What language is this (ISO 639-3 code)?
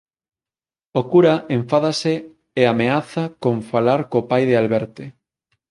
glg